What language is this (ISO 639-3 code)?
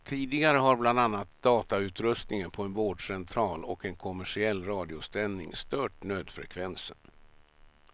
swe